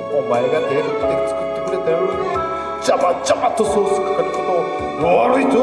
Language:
Japanese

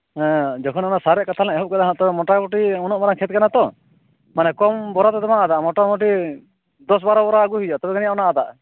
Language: Santali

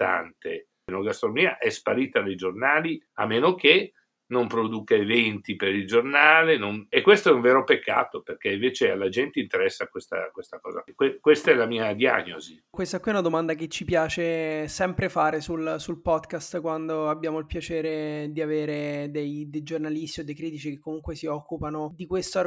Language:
Italian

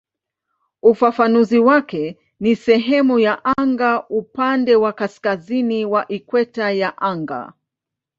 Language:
Swahili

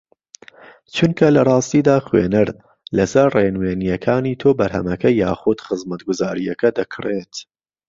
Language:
Central Kurdish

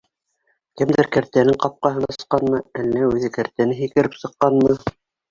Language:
Bashkir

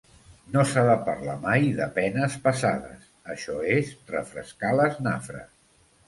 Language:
Catalan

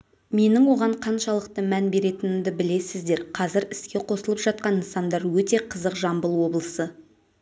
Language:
Kazakh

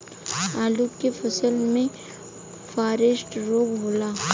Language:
Bhojpuri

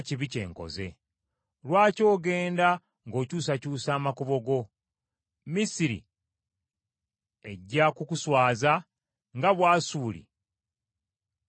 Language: Ganda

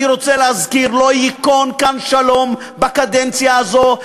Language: Hebrew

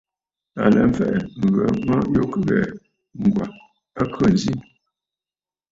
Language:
Bafut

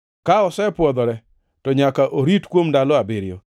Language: Luo (Kenya and Tanzania)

